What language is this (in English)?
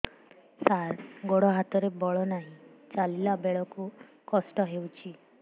Odia